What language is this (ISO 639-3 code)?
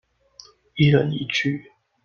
zho